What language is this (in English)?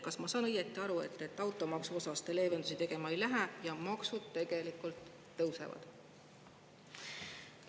Estonian